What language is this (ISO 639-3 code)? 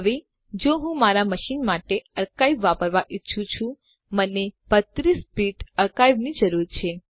guj